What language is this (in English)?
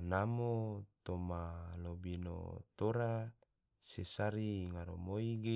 Tidore